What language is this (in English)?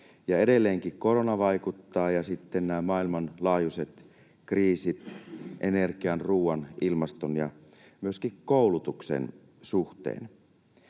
Finnish